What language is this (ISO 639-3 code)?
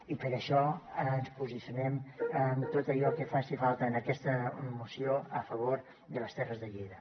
cat